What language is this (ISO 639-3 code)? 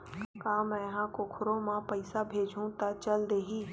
hne